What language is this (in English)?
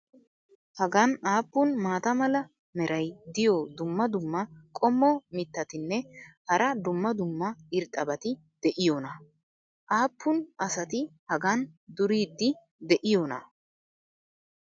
Wolaytta